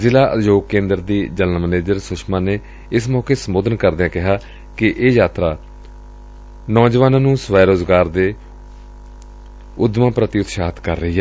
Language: Punjabi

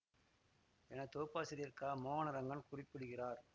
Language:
Tamil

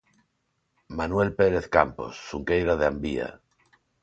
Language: Galician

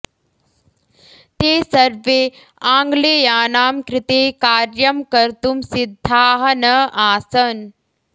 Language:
Sanskrit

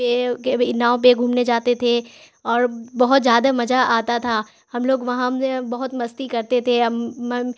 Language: Urdu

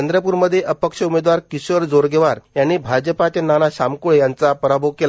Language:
Marathi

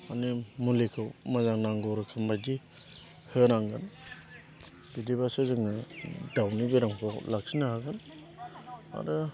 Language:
Bodo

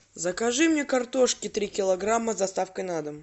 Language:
Russian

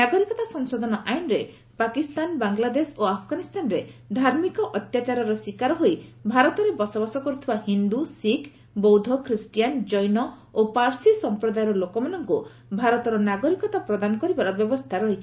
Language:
Odia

